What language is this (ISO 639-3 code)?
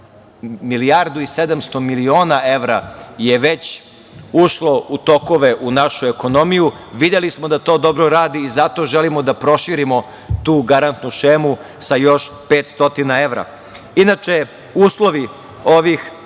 srp